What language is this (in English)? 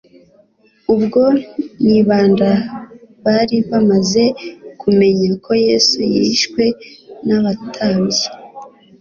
Kinyarwanda